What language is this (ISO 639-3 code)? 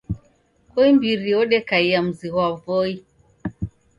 dav